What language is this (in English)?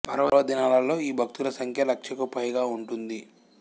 Telugu